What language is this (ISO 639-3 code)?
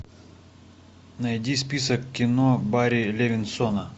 rus